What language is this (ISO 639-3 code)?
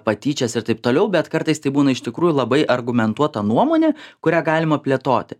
lit